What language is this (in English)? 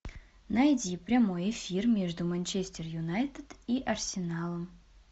Russian